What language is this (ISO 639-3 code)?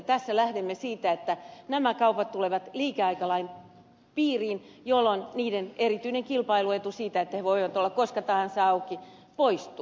fin